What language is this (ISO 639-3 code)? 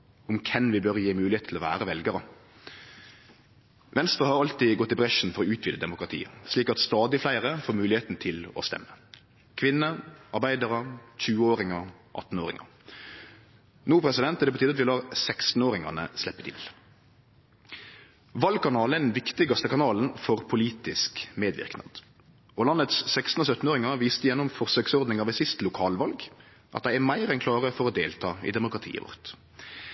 nno